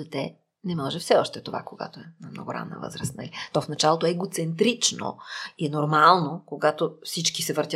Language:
Bulgarian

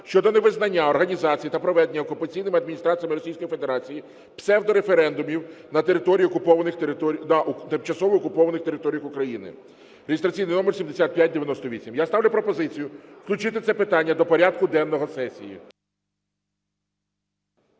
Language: Ukrainian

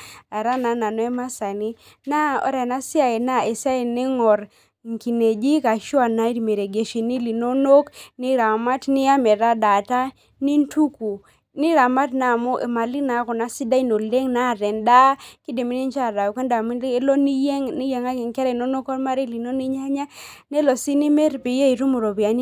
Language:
Masai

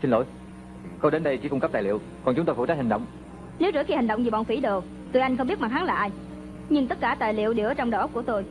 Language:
Vietnamese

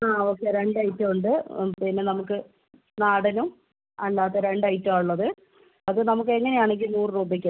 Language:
Malayalam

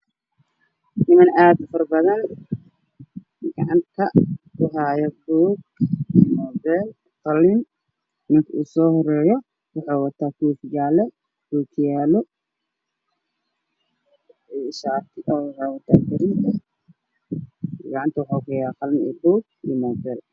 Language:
Somali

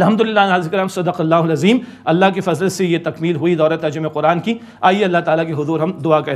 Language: Arabic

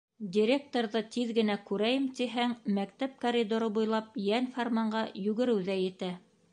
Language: Bashkir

